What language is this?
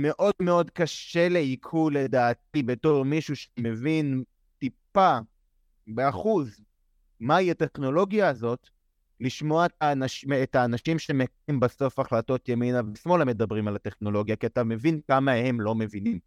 Hebrew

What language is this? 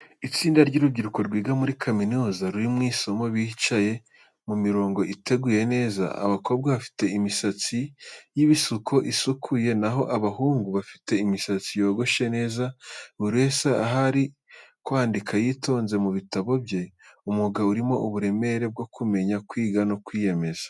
Kinyarwanda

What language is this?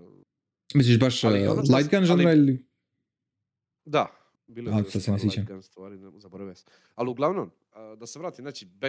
Croatian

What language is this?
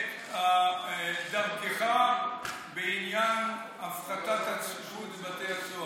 Hebrew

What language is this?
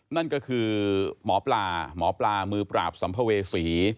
Thai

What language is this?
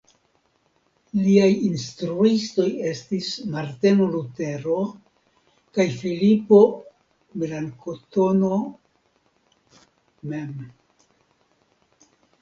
Esperanto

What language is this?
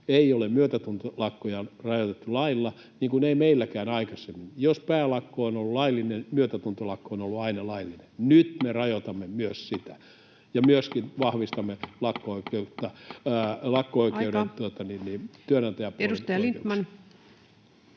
Finnish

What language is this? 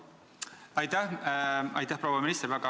Estonian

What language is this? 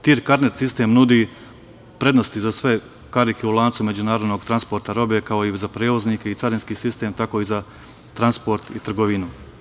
Serbian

